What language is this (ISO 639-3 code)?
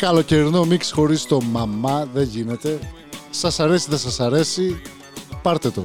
ell